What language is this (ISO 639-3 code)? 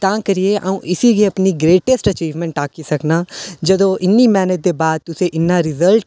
doi